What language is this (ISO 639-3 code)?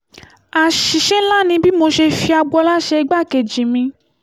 yor